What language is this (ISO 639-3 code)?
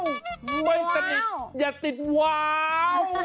tha